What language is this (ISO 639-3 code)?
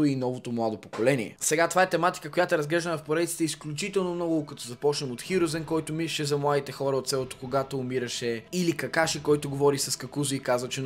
bul